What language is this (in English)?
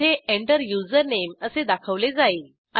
Marathi